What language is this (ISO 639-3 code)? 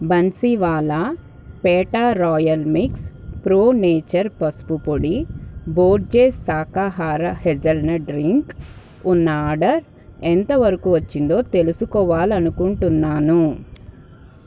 tel